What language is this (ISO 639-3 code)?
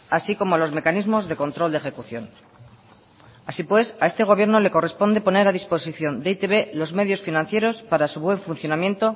spa